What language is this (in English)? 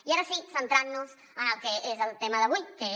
Catalan